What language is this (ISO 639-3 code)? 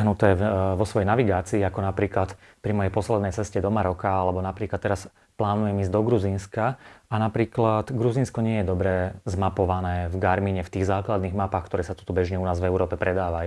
slk